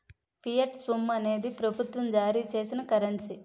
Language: Telugu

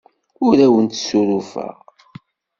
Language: Kabyle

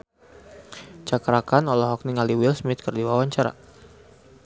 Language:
Sundanese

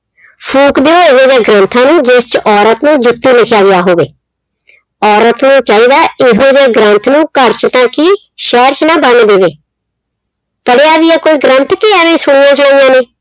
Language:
Punjabi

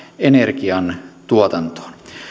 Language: Finnish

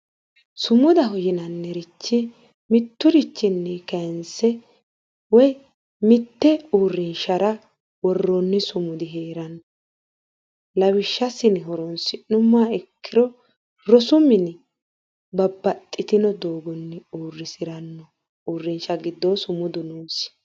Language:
Sidamo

